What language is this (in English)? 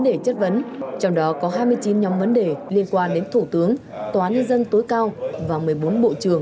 Vietnamese